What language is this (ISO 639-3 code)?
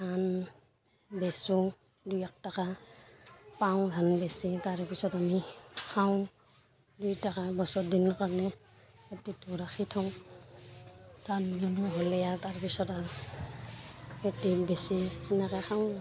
asm